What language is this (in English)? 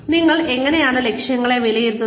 Malayalam